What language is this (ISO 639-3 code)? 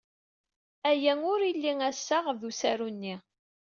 kab